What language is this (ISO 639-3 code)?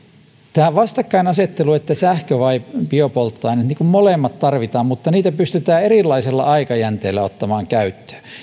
fin